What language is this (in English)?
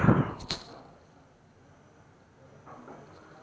Marathi